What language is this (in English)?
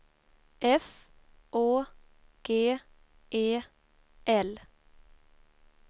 Swedish